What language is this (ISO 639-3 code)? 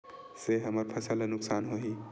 hne